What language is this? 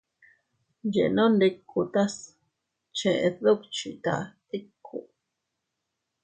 Teutila Cuicatec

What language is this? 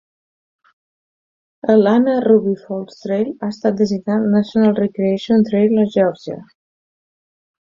Catalan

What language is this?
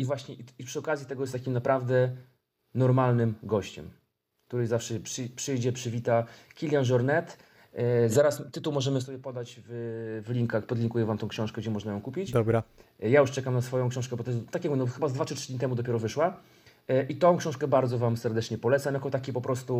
Polish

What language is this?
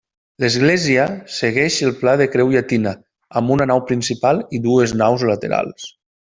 Catalan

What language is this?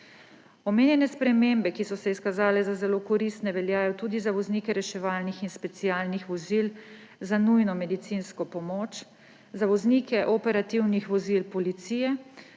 Slovenian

